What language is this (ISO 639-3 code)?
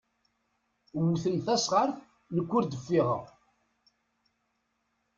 kab